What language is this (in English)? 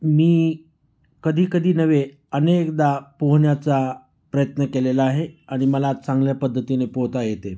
Marathi